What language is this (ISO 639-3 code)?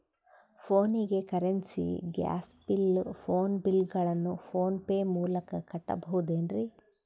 kan